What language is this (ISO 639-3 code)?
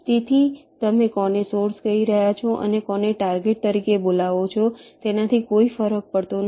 guj